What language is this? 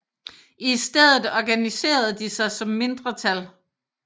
Danish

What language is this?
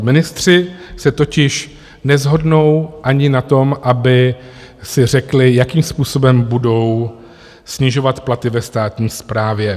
Czech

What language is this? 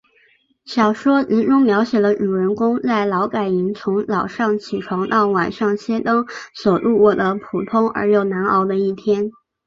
Chinese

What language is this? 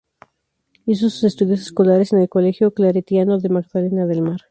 Spanish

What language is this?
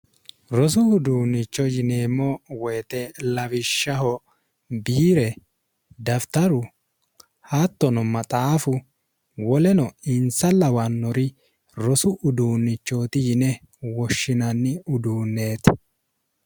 Sidamo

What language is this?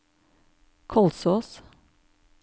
Norwegian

